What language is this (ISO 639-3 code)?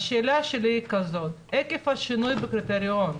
heb